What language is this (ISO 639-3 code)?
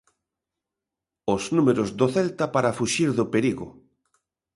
glg